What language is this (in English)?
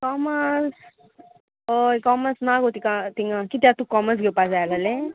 Konkani